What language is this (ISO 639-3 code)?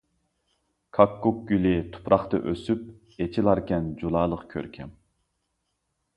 uig